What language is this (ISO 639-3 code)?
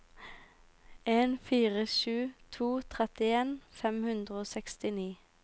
nor